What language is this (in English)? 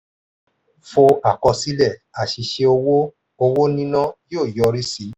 Yoruba